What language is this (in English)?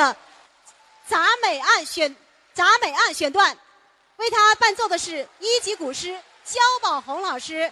Chinese